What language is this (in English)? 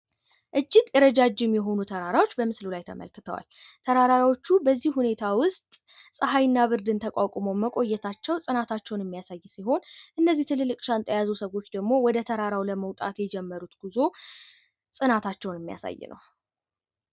Amharic